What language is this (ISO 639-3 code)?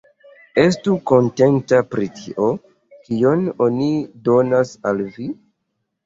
epo